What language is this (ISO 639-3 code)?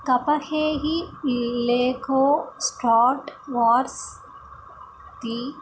san